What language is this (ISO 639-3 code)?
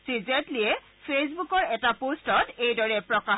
asm